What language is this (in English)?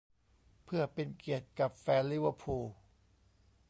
Thai